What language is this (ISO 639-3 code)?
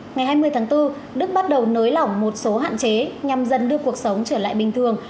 vie